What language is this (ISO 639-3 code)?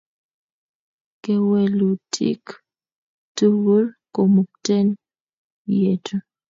kln